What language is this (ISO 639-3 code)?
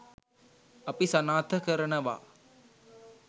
sin